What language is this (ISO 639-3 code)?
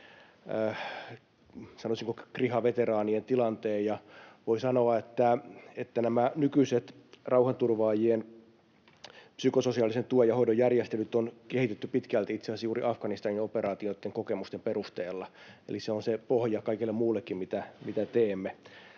fin